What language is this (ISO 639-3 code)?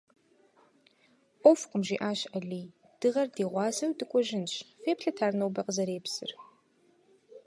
kbd